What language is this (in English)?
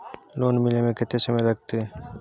Maithili